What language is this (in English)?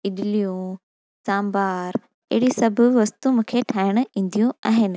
Sindhi